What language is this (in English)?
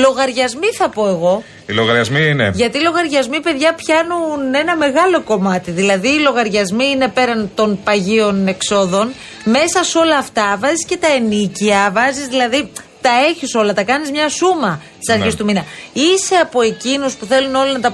Greek